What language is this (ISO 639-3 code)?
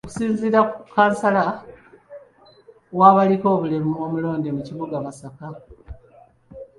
lug